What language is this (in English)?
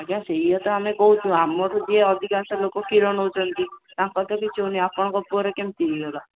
Odia